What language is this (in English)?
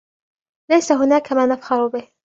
Arabic